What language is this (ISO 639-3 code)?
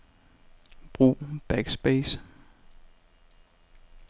dan